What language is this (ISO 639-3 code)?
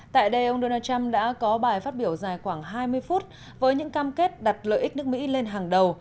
vie